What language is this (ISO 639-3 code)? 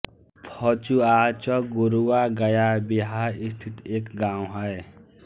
hin